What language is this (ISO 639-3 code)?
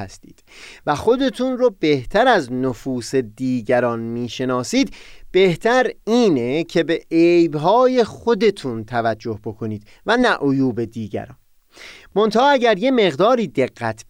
fas